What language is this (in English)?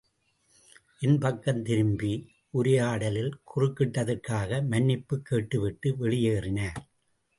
Tamil